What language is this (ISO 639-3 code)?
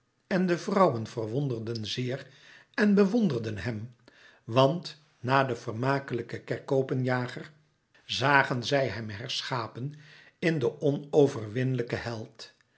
nld